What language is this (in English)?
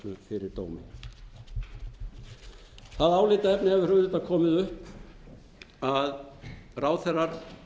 Icelandic